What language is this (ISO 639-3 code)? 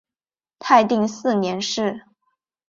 zho